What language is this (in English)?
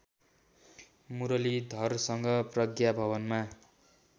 Nepali